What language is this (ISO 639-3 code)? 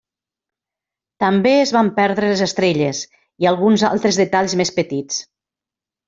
cat